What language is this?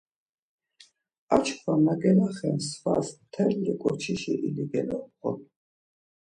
Laz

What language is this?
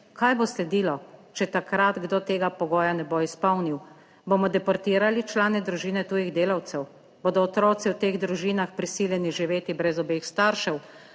Slovenian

